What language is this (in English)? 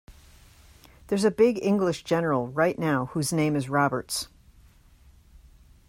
English